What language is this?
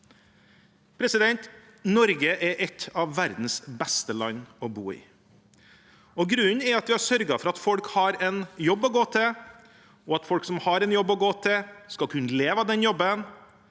Norwegian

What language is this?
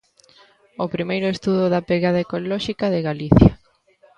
Galician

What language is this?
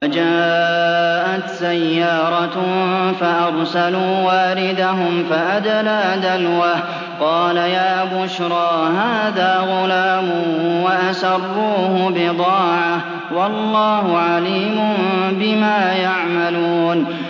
Arabic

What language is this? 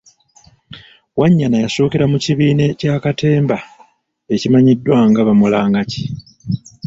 Ganda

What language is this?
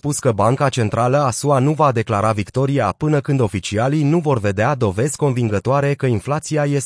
Romanian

